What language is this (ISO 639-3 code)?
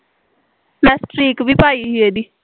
pan